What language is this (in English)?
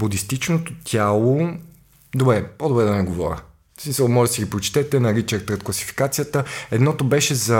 Bulgarian